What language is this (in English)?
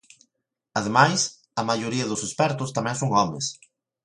Galician